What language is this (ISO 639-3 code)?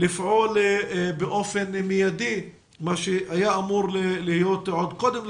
heb